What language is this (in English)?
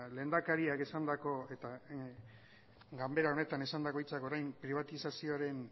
Basque